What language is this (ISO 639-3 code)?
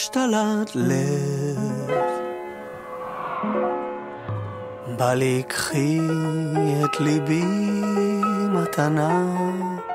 heb